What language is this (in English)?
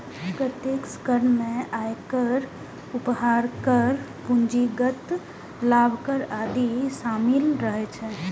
Maithili